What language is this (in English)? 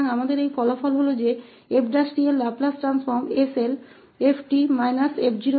Hindi